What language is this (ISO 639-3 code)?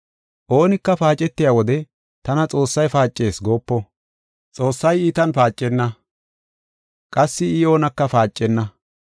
gof